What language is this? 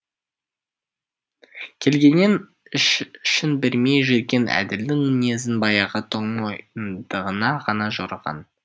Kazakh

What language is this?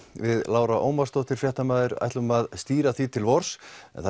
Icelandic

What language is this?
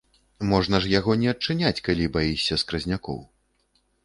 Belarusian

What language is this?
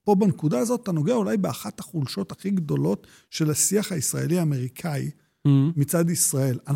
Hebrew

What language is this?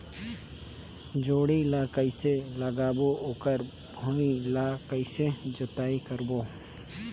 Chhattisgarhi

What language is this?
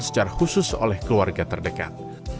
Indonesian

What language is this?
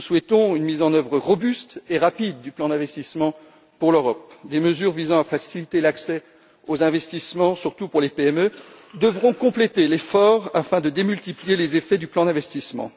French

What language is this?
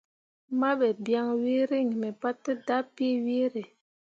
Mundang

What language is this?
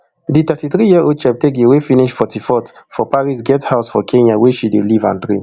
Nigerian Pidgin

